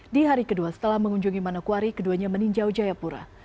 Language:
Indonesian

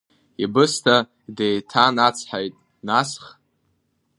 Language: Abkhazian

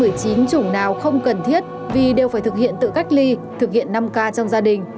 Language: Vietnamese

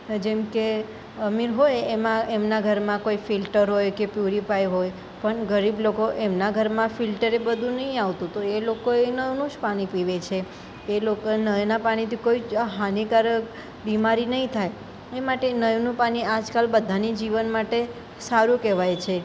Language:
Gujarati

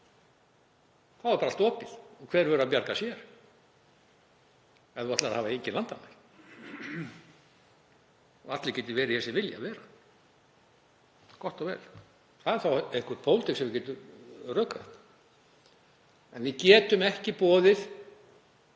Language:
Icelandic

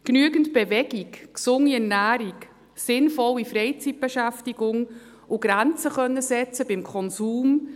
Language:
Swiss German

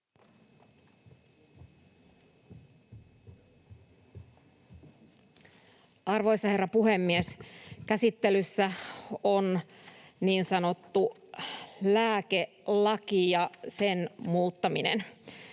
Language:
Finnish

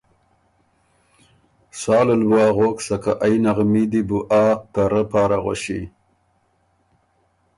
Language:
Ormuri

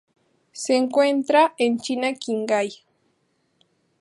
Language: Spanish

